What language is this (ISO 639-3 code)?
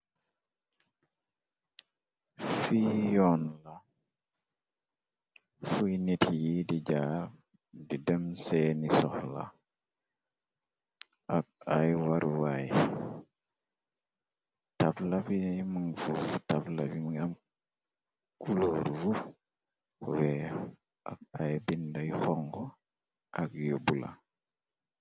wol